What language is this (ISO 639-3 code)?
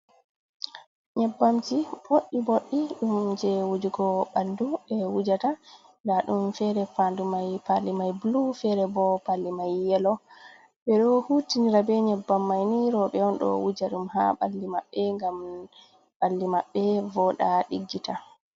ful